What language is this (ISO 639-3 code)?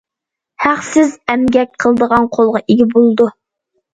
uig